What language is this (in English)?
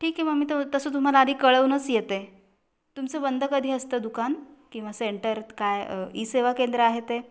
Marathi